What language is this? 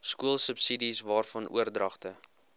Afrikaans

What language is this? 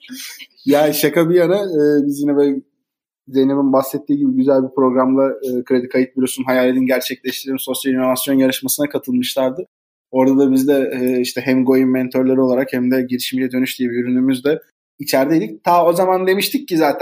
Turkish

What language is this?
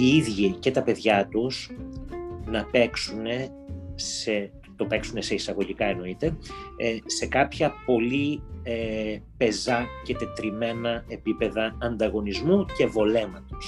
Greek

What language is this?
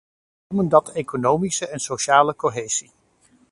Dutch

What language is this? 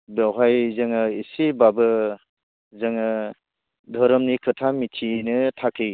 Bodo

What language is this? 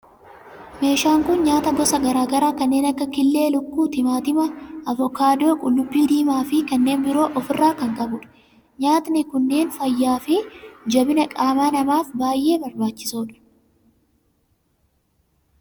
Oromo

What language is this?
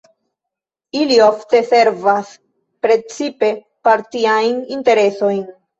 Esperanto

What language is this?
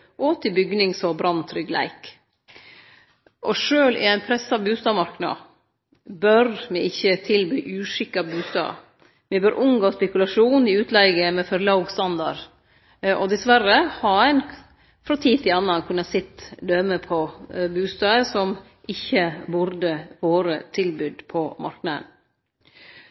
Norwegian Nynorsk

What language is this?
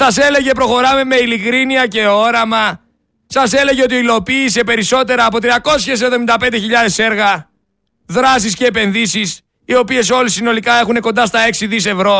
Greek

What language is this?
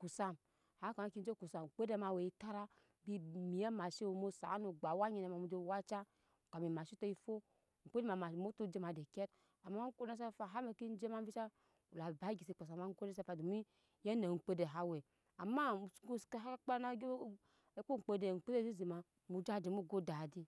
Nyankpa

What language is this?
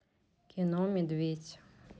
Russian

